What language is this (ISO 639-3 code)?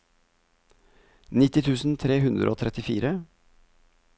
nor